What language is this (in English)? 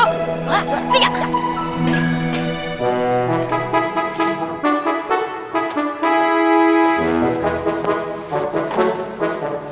Indonesian